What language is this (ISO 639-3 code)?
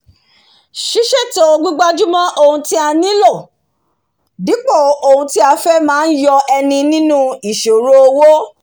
yor